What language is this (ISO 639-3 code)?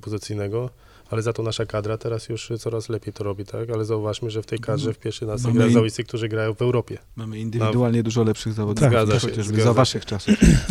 pol